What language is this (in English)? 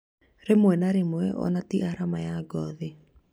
Kikuyu